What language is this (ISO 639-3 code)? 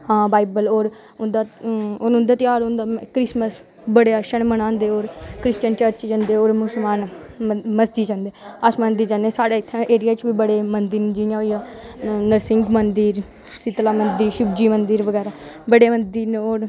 doi